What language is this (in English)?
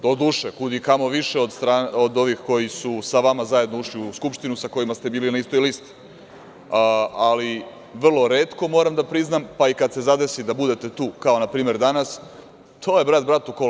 Serbian